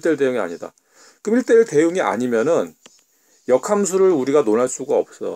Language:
Korean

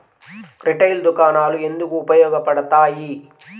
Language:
Telugu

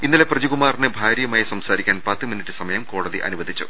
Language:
Malayalam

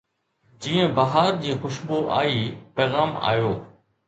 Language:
Sindhi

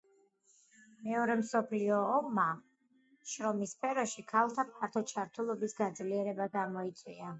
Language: Georgian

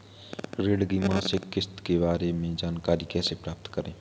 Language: Hindi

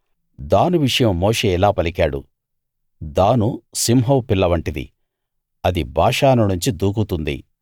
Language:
Telugu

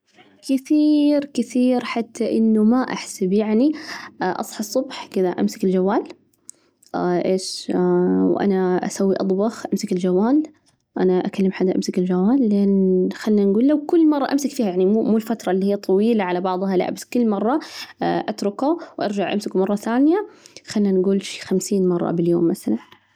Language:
Najdi Arabic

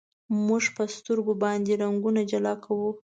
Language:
Pashto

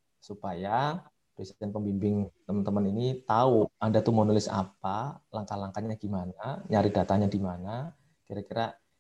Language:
Indonesian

